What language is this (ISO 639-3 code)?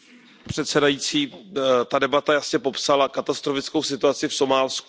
ces